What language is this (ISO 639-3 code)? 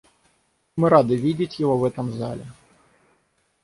rus